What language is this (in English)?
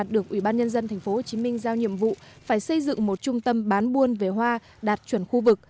Vietnamese